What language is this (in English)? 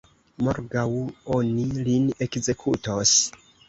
Esperanto